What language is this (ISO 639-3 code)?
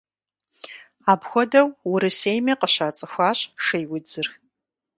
kbd